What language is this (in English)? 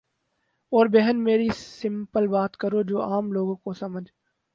Urdu